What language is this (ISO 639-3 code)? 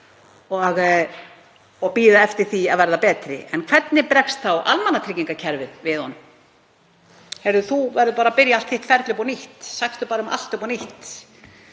isl